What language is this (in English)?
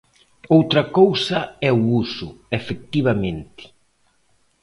Galician